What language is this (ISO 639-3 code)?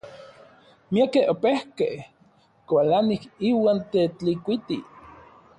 nlv